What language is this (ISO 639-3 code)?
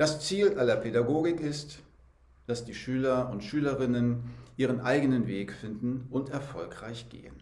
deu